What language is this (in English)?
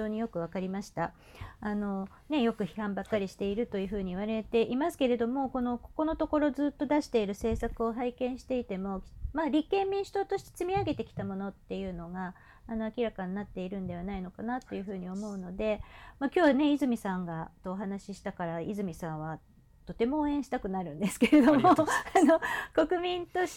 Japanese